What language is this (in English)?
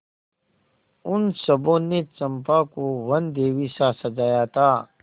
Hindi